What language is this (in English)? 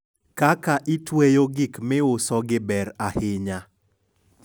Luo (Kenya and Tanzania)